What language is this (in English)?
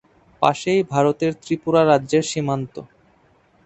Bangla